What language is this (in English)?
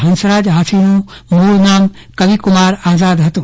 Gujarati